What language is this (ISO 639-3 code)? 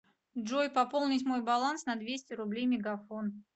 rus